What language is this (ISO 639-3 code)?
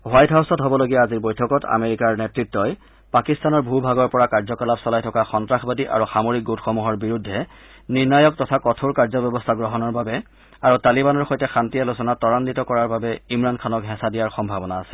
asm